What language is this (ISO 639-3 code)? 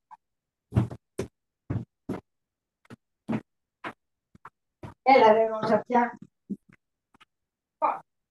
ell